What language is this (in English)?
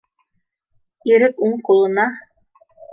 Bashkir